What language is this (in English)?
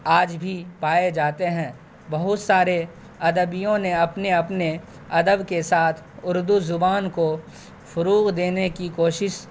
Urdu